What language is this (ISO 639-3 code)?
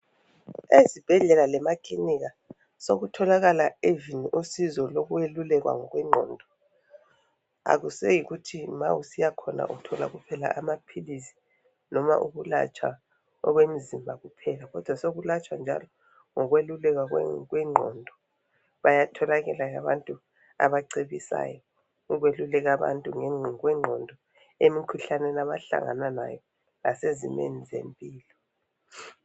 nde